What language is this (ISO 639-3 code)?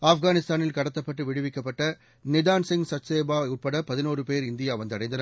tam